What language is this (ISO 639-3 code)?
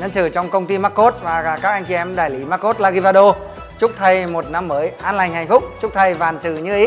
vie